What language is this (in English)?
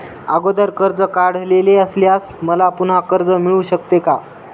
Marathi